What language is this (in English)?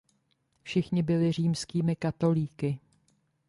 Czech